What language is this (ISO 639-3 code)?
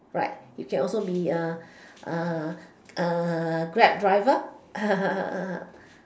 eng